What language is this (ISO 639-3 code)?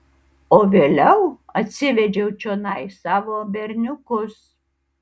lit